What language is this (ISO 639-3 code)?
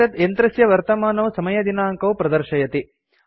san